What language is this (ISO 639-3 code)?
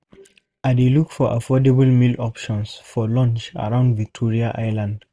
pcm